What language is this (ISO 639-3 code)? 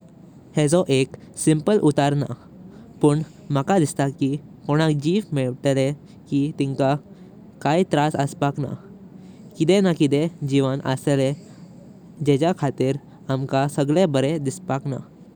kok